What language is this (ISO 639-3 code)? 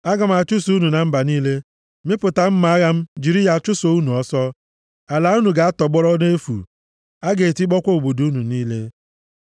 ibo